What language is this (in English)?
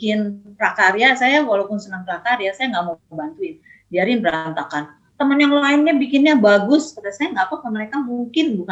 Indonesian